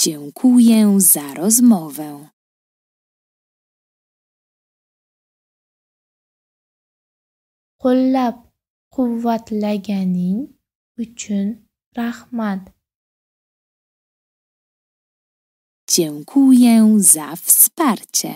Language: Polish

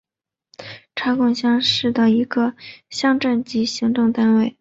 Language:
Chinese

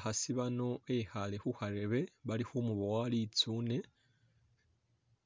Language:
Masaaba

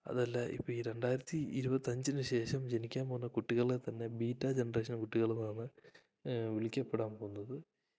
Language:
Malayalam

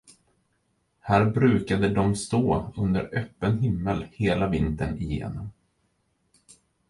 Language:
Swedish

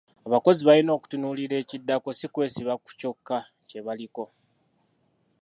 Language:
Ganda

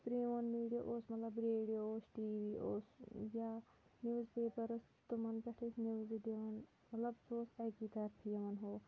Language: Kashmiri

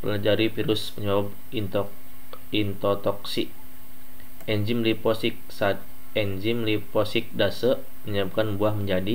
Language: Indonesian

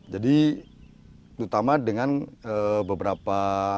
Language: Indonesian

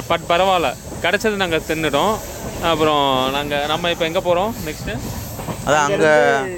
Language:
Tamil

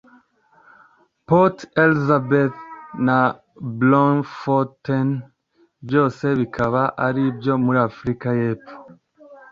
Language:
Kinyarwanda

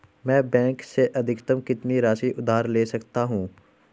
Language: Hindi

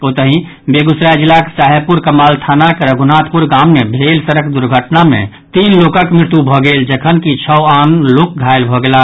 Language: Maithili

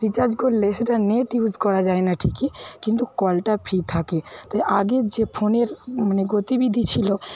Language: Bangla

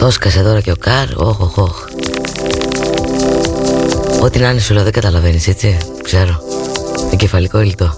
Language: Greek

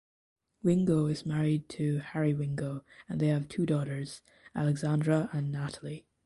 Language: English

